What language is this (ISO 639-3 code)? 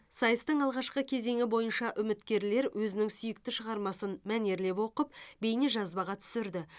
kaz